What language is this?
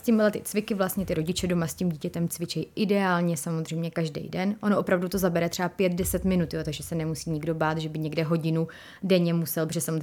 Czech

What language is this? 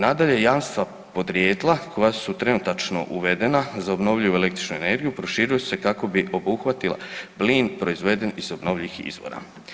Croatian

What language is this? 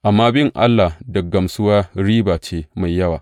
Hausa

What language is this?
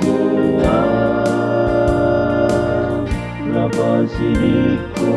Indonesian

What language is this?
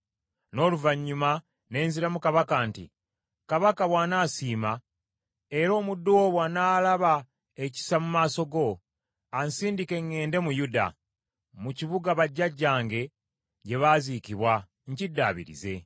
Ganda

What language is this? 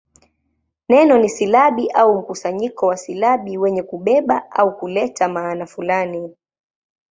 Swahili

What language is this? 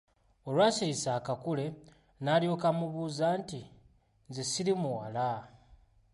Ganda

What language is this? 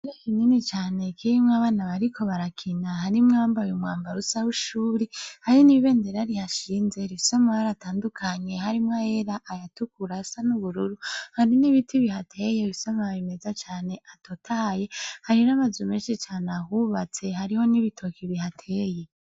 Rundi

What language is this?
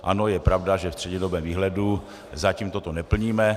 Czech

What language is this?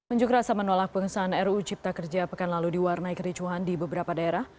Indonesian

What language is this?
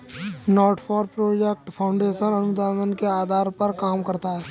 Hindi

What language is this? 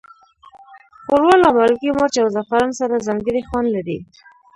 Pashto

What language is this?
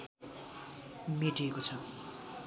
Nepali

